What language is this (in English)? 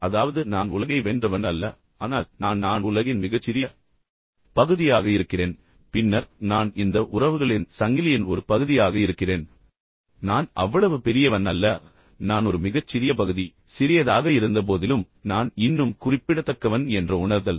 Tamil